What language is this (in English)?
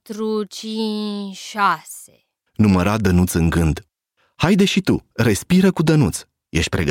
Romanian